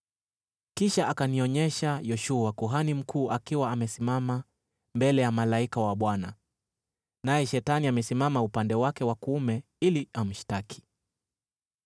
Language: Swahili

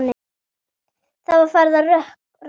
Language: Icelandic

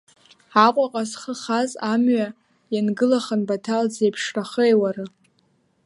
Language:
Abkhazian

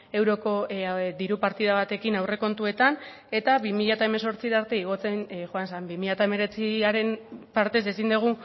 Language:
Basque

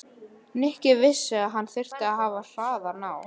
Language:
Icelandic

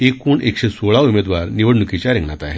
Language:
Marathi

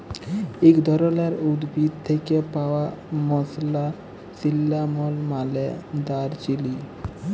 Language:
Bangla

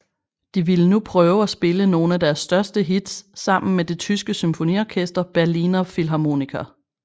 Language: Danish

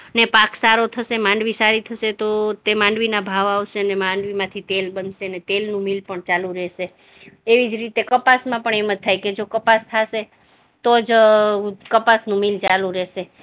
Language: Gujarati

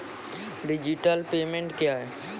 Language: Maithili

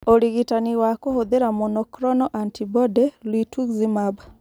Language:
Kikuyu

